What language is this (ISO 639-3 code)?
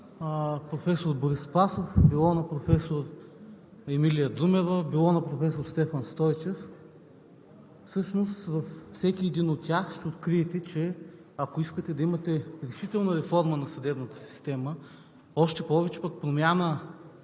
bul